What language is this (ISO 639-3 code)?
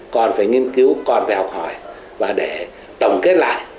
vie